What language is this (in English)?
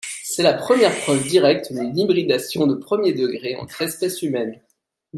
French